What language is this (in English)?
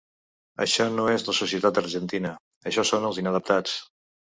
Catalan